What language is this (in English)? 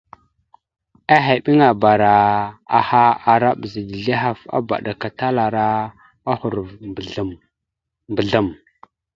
Mada (Cameroon)